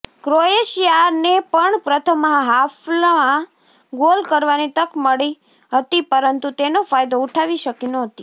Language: Gujarati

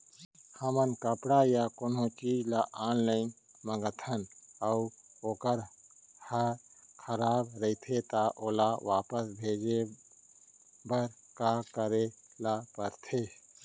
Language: Chhattisgarhi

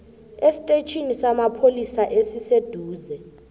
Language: South Ndebele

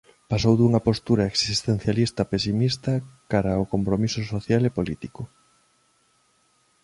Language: Galician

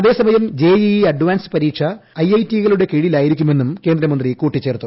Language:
Malayalam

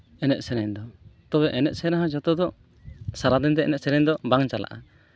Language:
Santali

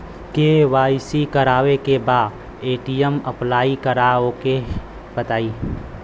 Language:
Bhojpuri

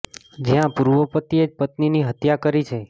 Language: Gujarati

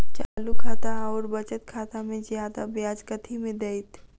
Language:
Maithili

